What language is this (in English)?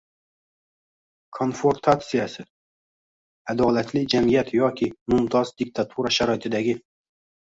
Uzbek